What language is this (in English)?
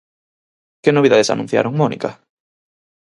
Galician